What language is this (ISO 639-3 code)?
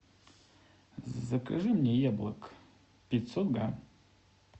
rus